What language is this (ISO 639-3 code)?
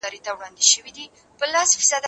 pus